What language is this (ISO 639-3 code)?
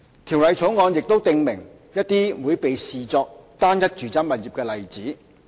yue